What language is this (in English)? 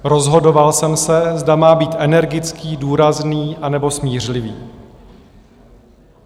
Czech